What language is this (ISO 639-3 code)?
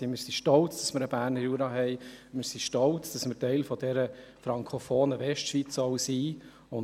gsw